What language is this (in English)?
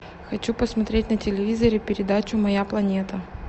Russian